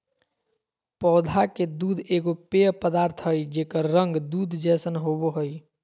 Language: Magahi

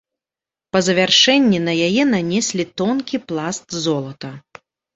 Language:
Belarusian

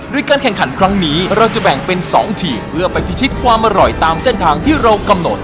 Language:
Thai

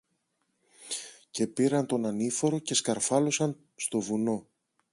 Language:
Greek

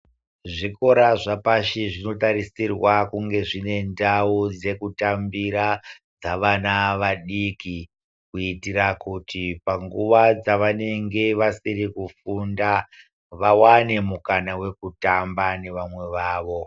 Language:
Ndau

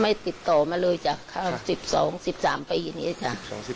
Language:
Thai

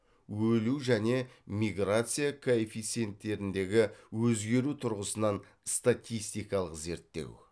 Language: Kazakh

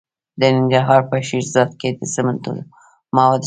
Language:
Pashto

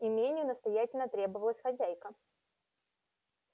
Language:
Russian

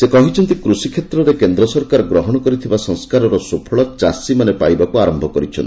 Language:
Odia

